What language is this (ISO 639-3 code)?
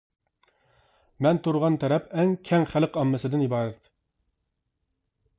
uig